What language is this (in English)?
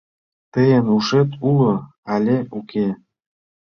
Mari